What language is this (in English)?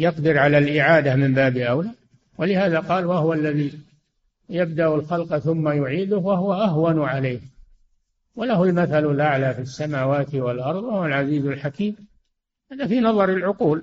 Arabic